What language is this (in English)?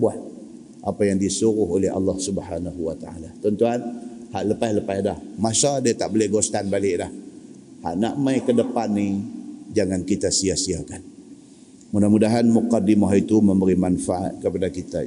Malay